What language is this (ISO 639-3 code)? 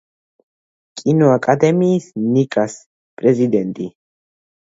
kat